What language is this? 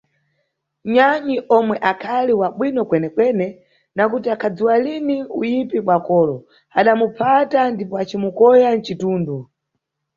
Nyungwe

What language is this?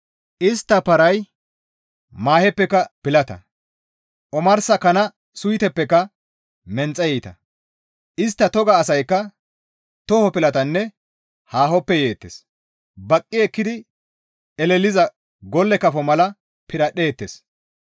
Gamo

